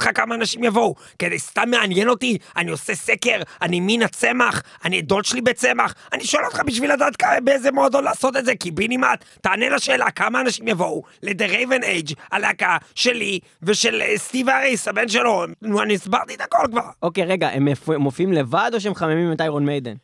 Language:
Hebrew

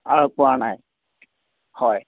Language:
Assamese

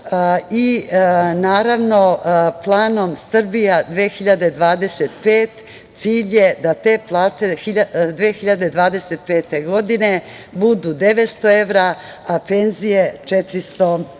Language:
Serbian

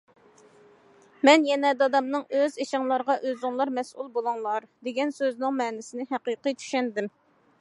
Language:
Uyghur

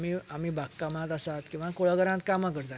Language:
Konkani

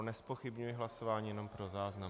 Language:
Czech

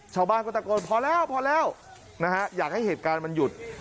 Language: Thai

